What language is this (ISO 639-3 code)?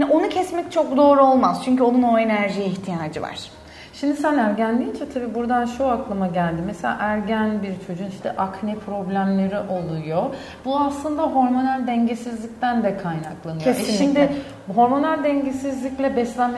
tur